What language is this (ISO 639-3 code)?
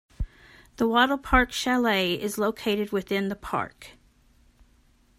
eng